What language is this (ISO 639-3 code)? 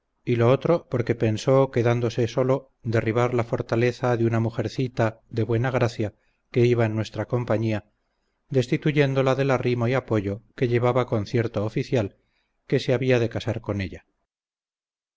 spa